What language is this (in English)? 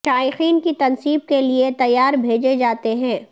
Urdu